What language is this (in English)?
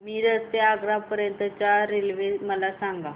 Marathi